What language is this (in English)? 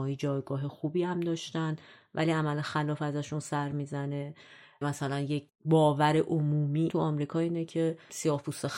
Persian